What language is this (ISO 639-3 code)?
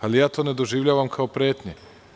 srp